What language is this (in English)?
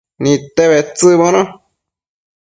Matsés